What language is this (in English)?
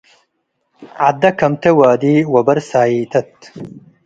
Tigre